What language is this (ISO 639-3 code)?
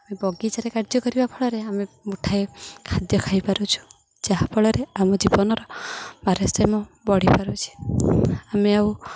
ori